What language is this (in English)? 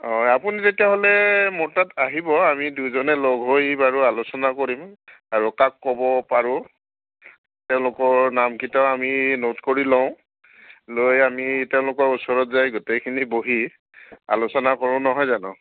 Assamese